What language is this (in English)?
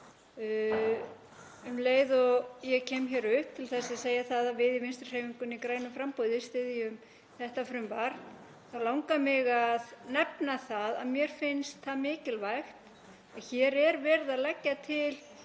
Icelandic